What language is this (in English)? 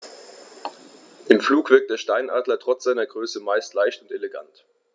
German